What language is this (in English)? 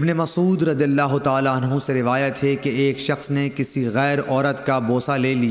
Urdu